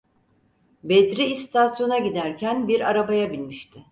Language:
Turkish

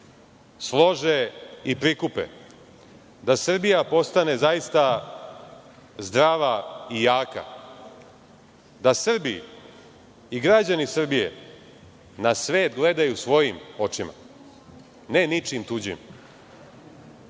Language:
Serbian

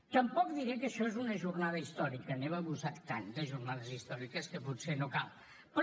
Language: Catalan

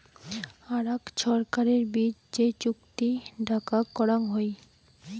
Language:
Bangla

